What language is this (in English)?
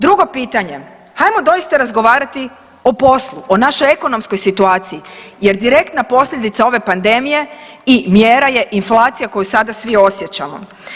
Croatian